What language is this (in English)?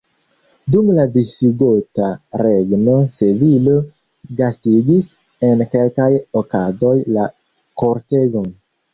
Esperanto